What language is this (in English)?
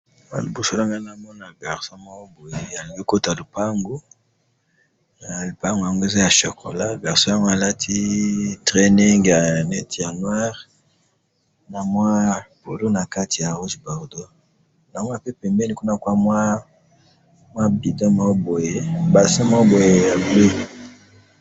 Lingala